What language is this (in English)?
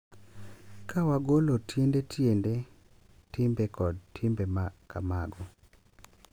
Luo (Kenya and Tanzania)